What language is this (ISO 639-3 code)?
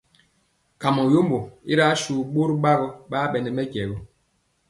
mcx